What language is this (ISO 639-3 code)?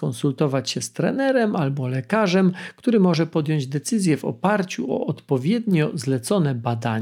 pol